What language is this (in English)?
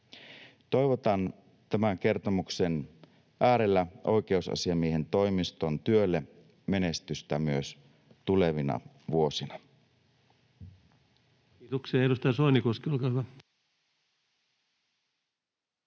Finnish